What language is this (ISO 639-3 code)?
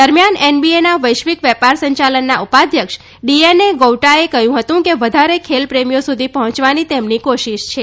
guj